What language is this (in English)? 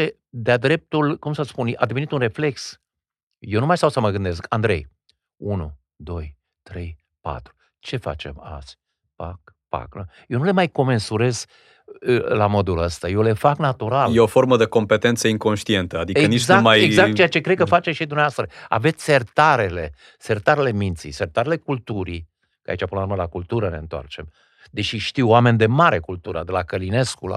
Romanian